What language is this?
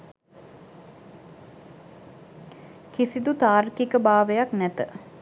Sinhala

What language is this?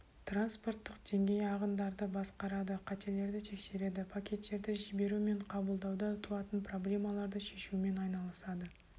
Kazakh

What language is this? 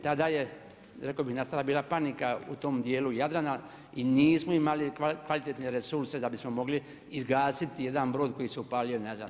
Croatian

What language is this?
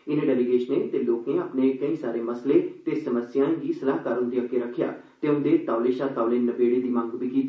Dogri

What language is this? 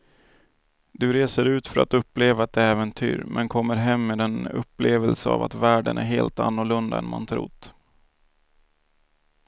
Swedish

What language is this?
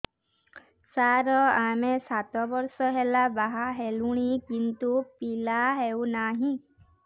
Odia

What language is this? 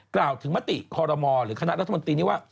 Thai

